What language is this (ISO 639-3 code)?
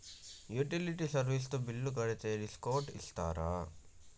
tel